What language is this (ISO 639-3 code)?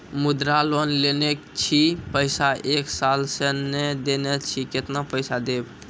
mai